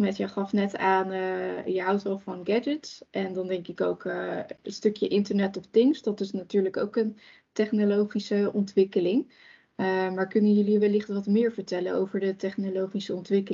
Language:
Dutch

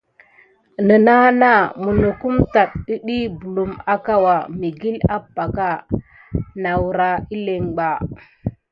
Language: Gidar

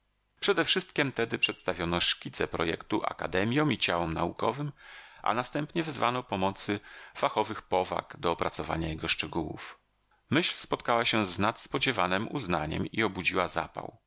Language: Polish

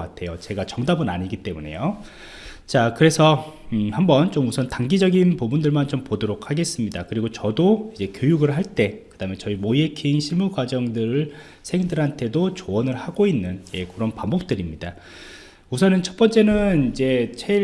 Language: Korean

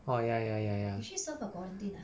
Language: English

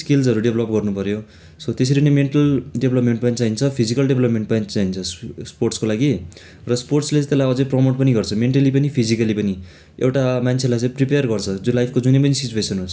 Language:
Nepali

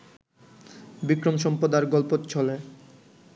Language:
Bangla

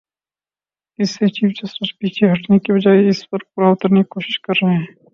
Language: Urdu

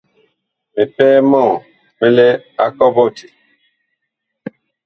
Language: Bakoko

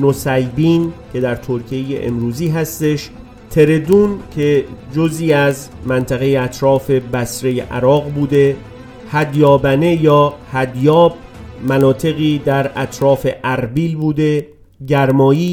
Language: Persian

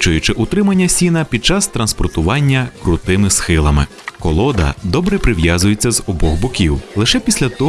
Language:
Ukrainian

